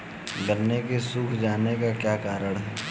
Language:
Hindi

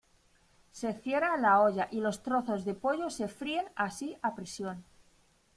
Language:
Spanish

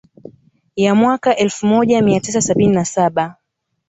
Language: Swahili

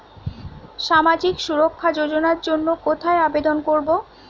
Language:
Bangla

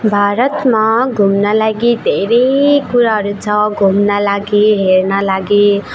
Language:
Nepali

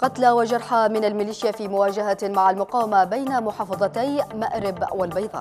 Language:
Arabic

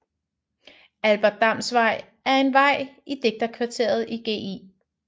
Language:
Danish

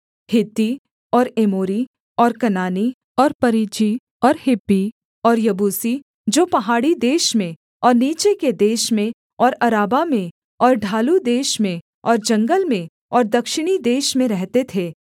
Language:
Hindi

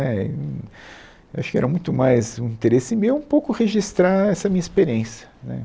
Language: Portuguese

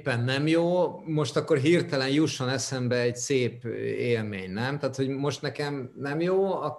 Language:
Hungarian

